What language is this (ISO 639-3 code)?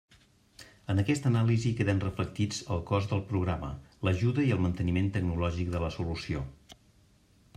cat